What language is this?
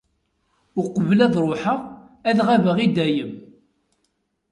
Kabyle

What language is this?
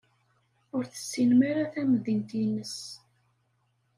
Kabyle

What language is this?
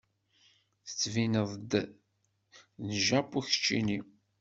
Kabyle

